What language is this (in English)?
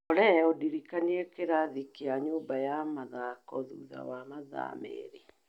Kikuyu